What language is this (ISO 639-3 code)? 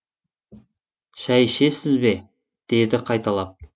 kaz